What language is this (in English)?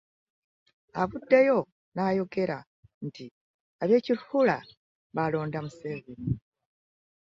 Ganda